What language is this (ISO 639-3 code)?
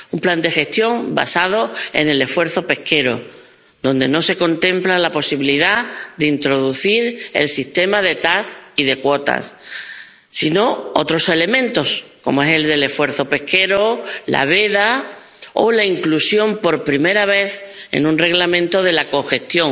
spa